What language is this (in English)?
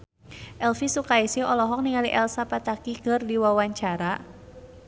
Sundanese